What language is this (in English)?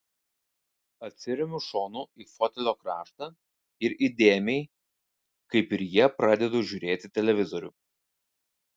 Lithuanian